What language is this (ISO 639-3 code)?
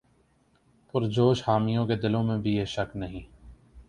urd